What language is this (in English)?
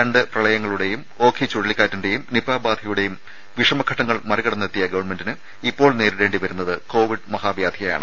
Malayalam